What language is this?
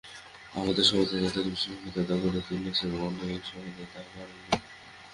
Bangla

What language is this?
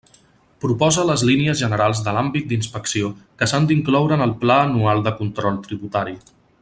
Catalan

